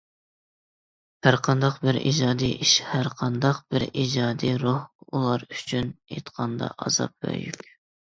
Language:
Uyghur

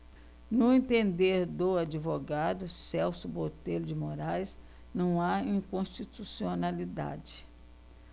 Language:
Portuguese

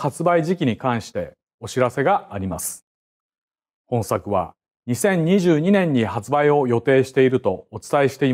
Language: Japanese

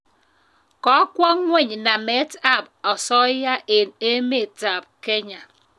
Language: Kalenjin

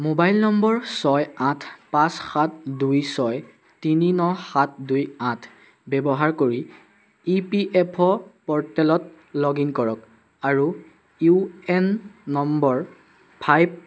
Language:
Assamese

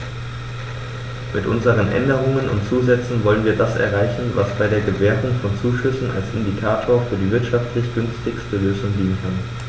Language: German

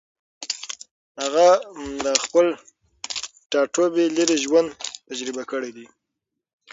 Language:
Pashto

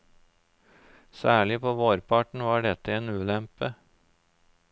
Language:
Norwegian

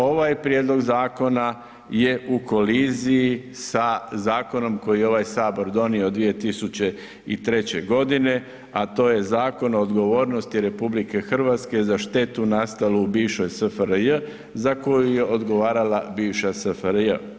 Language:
Croatian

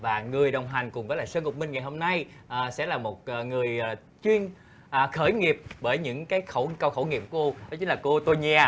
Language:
Vietnamese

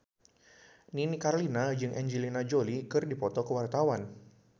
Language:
Sundanese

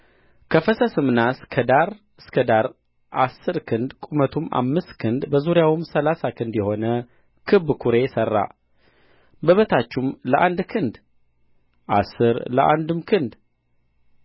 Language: Amharic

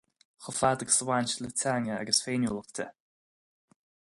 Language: Irish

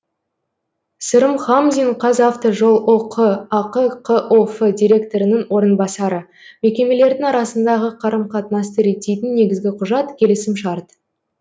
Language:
Kazakh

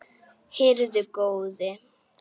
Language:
Icelandic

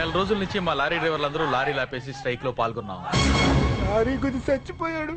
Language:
Telugu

